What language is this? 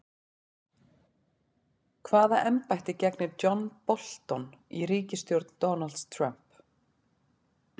Icelandic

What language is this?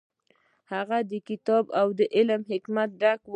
Pashto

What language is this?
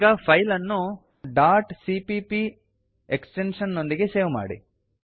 Kannada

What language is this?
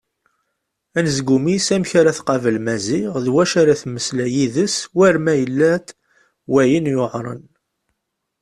Kabyle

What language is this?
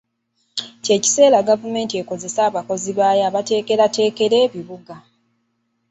Ganda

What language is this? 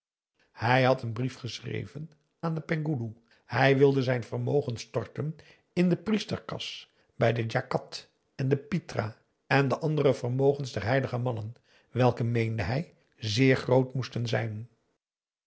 Dutch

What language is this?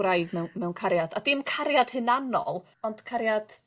Welsh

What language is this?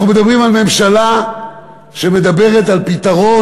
Hebrew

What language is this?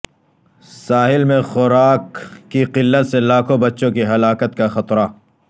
Urdu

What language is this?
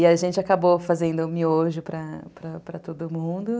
Portuguese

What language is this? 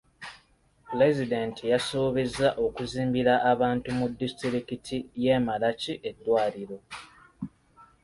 Ganda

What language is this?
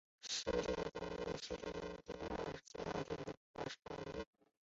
Chinese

